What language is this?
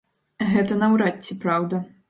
Belarusian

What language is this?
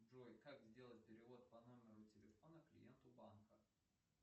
Russian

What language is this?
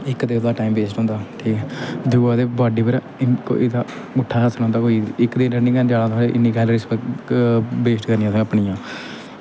Dogri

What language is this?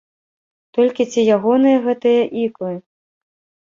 Belarusian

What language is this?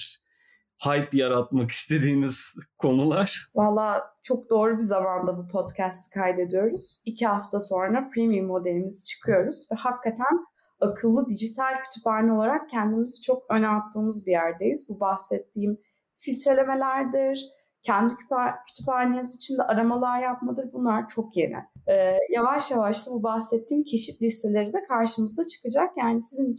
Turkish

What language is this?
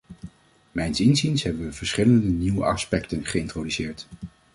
Dutch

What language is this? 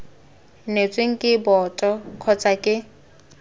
Tswana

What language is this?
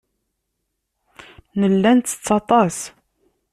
Kabyle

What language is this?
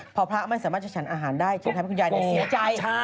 Thai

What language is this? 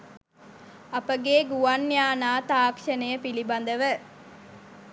Sinhala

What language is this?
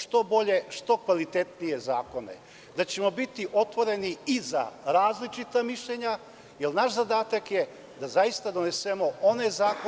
Serbian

